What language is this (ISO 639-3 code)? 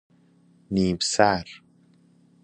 fas